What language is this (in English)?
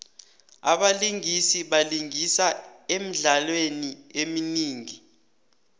South Ndebele